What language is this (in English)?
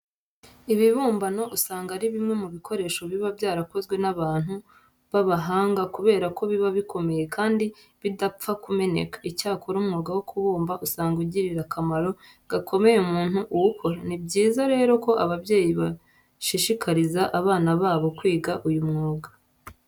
Kinyarwanda